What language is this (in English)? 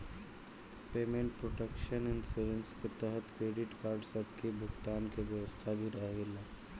Bhojpuri